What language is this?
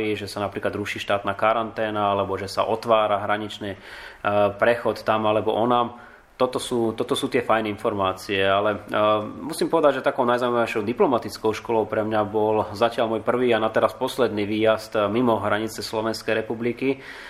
Slovak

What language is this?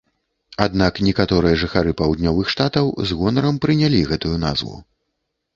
Belarusian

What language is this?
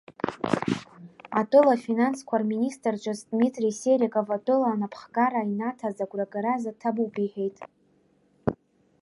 Abkhazian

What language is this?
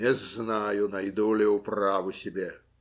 Russian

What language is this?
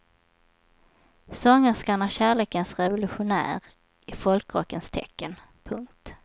Swedish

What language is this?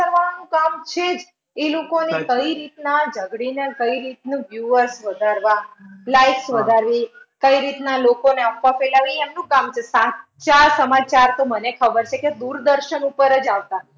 Gujarati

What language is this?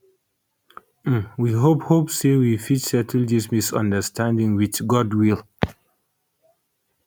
Nigerian Pidgin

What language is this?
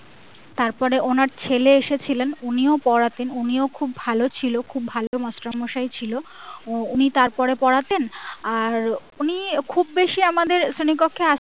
Bangla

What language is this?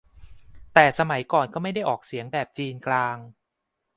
Thai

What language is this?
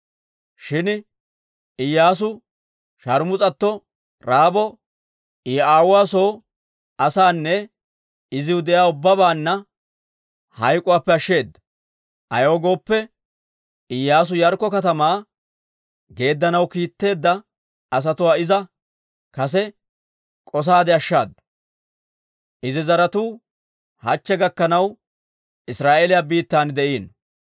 Dawro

